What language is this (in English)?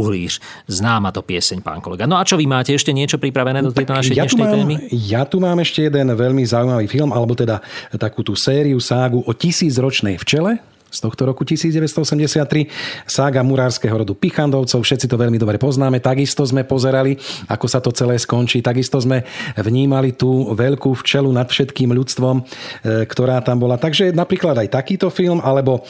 Slovak